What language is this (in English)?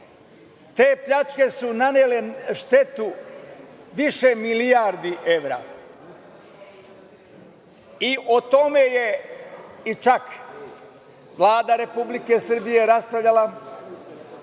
Serbian